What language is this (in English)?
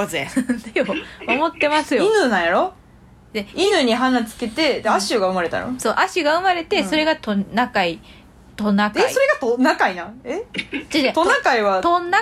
Japanese